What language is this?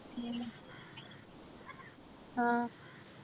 Malayalam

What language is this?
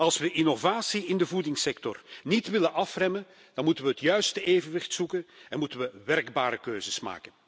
Dutch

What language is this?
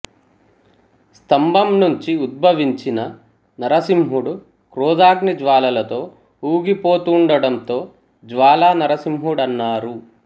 Telugu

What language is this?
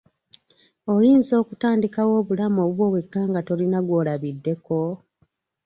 Ganda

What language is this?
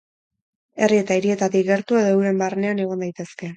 Basque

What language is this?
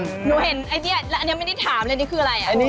Thai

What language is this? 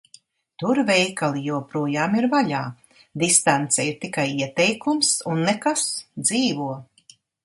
Latvian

